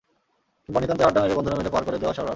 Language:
Bangla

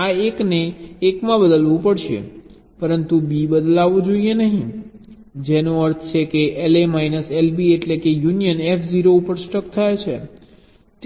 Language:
Gujarati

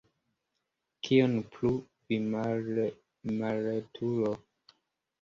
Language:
Esperanto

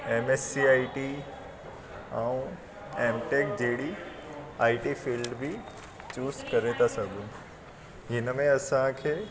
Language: Sindhi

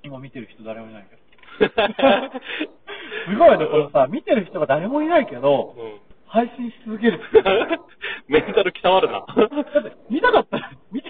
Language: Japanese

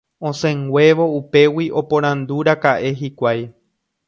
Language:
Guarani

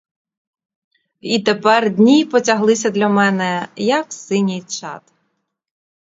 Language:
Ukrainian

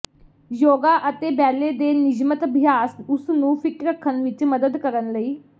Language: Punjabi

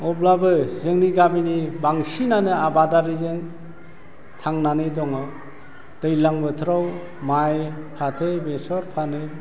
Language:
Bodo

